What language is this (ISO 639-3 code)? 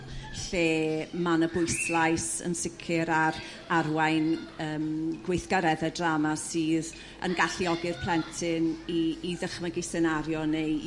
cym